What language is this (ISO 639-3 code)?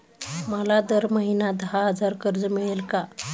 mar